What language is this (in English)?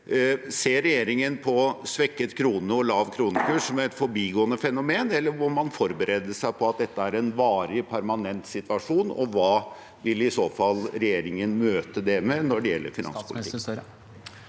Norwegian